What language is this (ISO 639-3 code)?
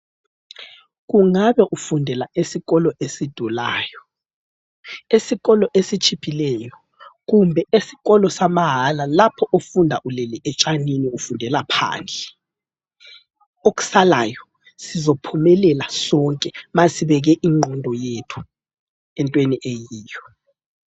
nde